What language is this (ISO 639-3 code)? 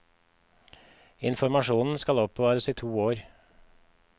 nor